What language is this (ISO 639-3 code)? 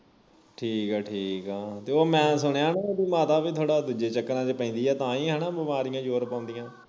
pan